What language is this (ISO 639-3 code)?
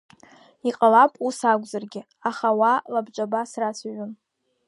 abk